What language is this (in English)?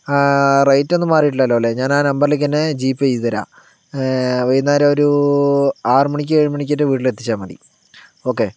Malayalam